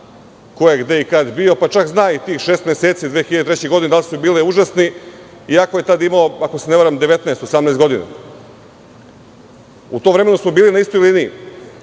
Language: Serbian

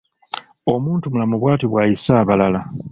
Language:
Ganda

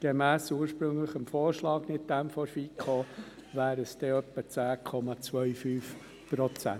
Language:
Swiss German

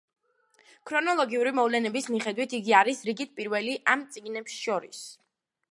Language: Georgian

